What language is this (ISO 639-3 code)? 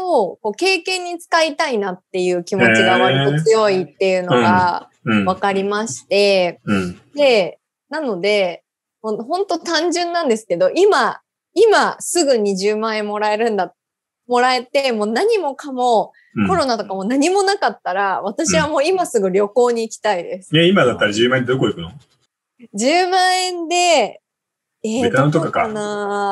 jpn